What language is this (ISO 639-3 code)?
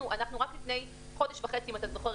heb